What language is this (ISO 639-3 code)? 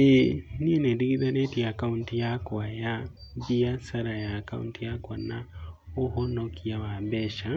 kik